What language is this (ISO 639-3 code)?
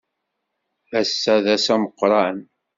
kab